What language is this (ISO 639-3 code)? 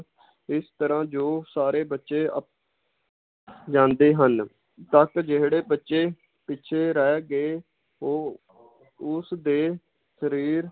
pan